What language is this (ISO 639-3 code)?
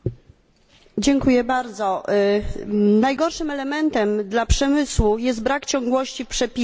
pol